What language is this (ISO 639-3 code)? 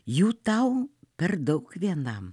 lit